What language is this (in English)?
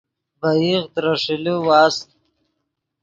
Yidgha